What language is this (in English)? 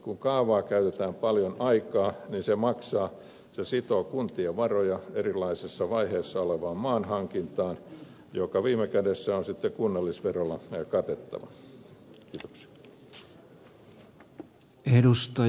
Finnish